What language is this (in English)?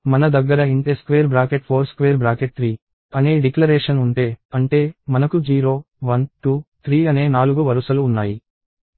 Telugu